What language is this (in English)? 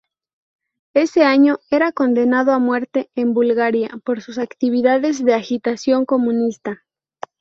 Spanish